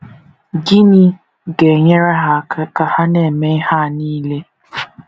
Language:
Igbo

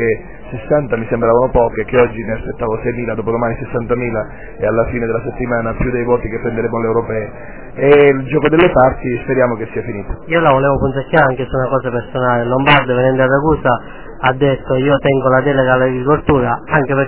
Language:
Italian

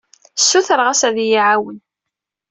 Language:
Kabyle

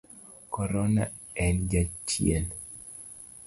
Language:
Luo (Kenya and Tanzania)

